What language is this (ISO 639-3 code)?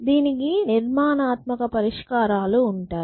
tel